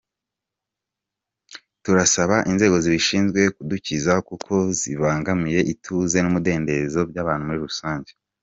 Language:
Kinyarwanda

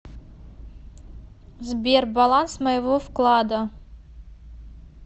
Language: Russian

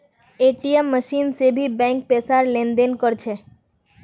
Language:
Magahi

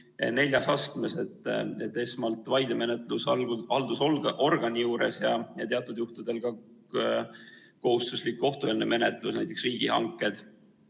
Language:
Estonian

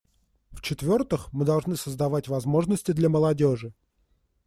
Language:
Russian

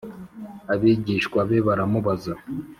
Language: Kinyarwanda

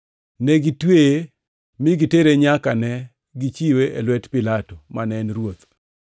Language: Luo (Kenya and Tanzania)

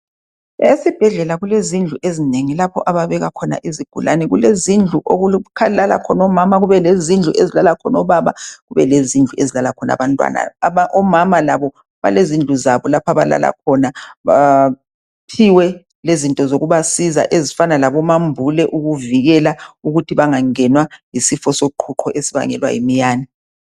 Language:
North Ndebele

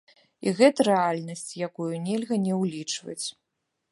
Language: Belarusian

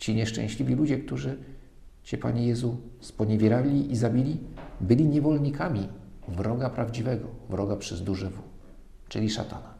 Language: Polish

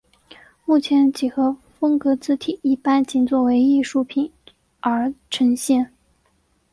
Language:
Chinese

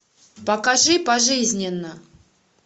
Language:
Russian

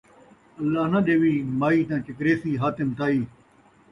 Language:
Saraiki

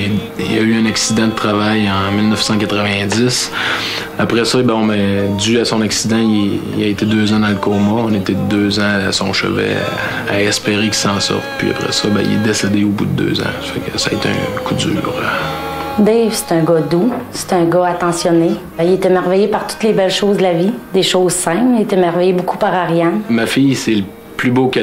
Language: French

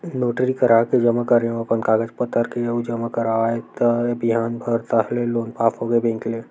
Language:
Chhattisgarhi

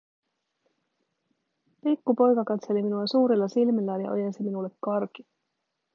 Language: Finnish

